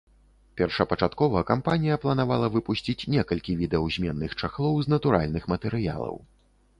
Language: Belarusian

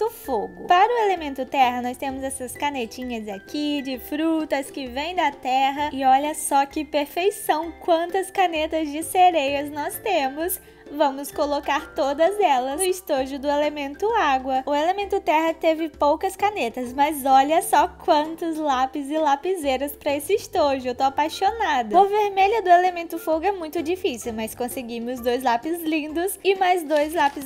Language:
Portuguese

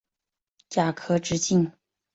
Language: Chinese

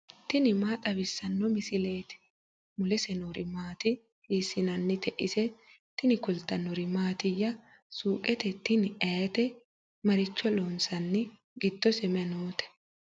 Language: Sidamo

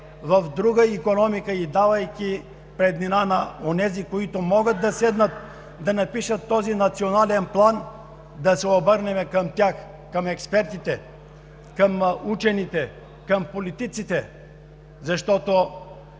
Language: Bulgarian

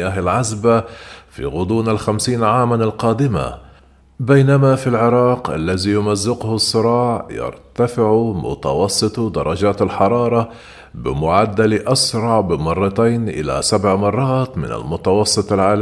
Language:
Arabic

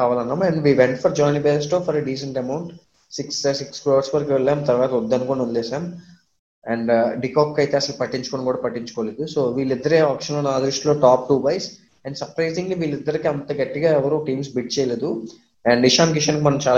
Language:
Telugu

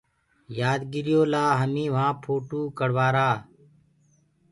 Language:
Gurgula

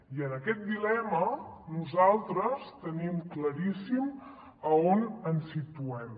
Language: Catalan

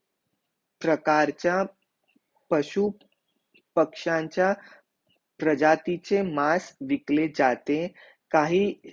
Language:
Marathi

